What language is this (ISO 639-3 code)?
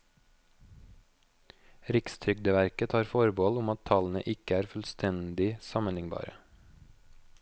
nor